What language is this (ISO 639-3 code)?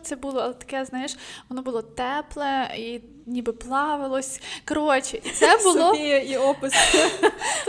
ukr